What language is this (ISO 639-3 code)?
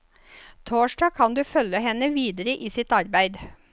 nor